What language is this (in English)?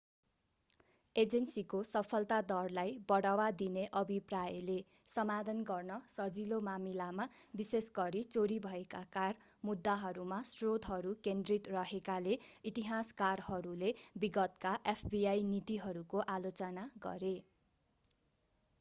Nepali